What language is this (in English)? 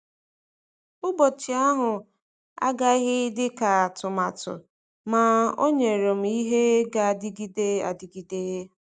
Igbo